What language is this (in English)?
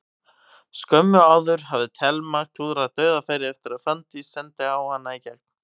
Icelandic